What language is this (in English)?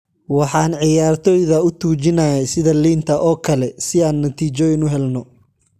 Somali